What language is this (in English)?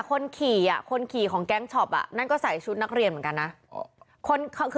Thai